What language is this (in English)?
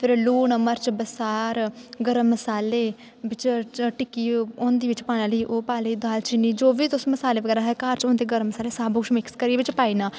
Dogri